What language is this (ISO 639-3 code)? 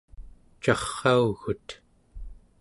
esu